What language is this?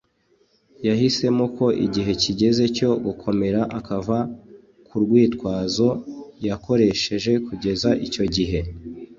Kinyarwanda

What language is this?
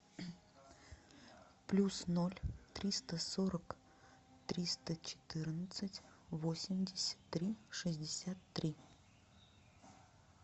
Russian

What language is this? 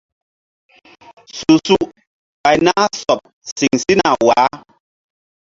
Mbum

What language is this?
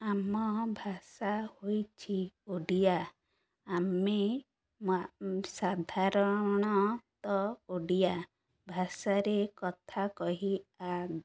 Odia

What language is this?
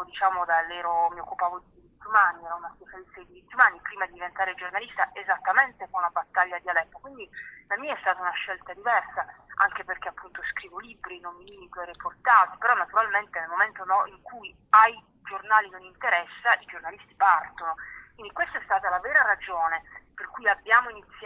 Italian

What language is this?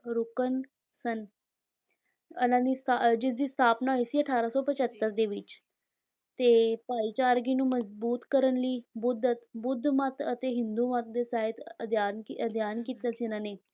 Punjabi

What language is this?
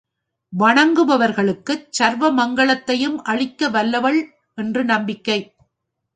Tamil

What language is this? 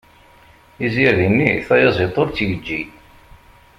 Kabyle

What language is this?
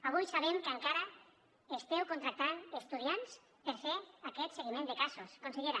Catalan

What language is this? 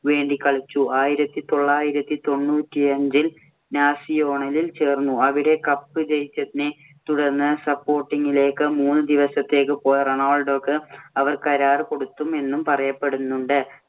Malayalam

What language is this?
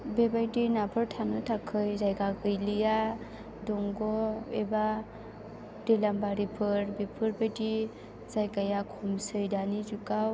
Bodo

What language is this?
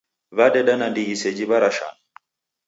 Taita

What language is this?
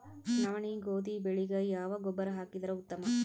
Kannada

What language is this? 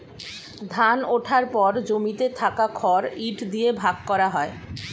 Bangla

